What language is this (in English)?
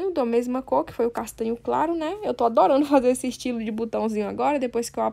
Portuguese